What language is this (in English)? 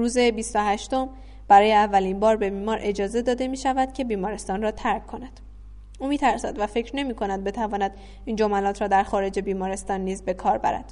Persian